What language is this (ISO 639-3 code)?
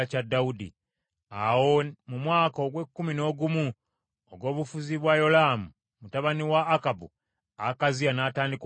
lug